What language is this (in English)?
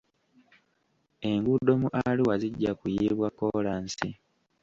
Ganda